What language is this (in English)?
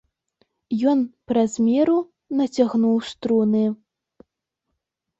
Belarusian